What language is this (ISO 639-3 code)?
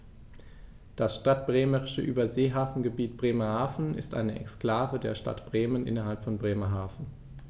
deu